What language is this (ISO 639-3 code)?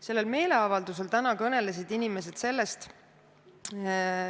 est